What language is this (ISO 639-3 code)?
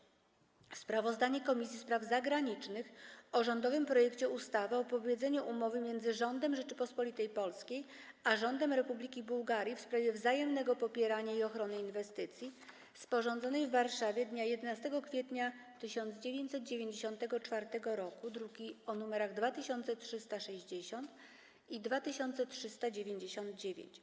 pol